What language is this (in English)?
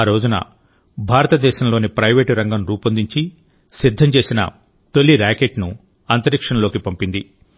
Telugu